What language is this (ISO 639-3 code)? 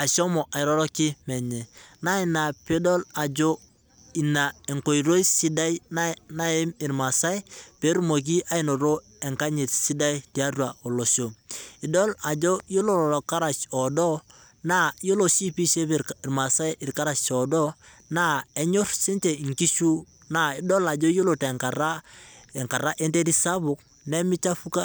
mas